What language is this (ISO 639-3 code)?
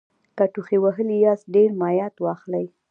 pus